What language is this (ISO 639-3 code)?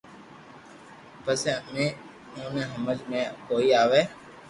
lrk